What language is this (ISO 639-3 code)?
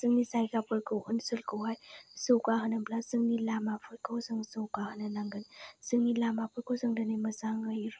brx